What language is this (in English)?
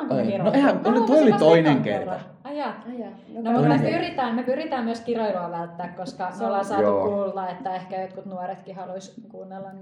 Finnish